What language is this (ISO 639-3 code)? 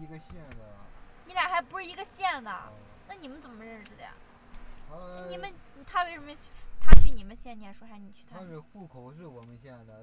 zho